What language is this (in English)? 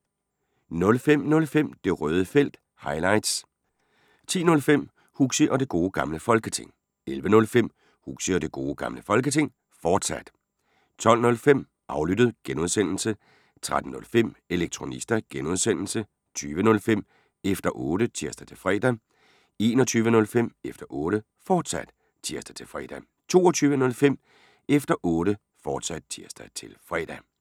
Danish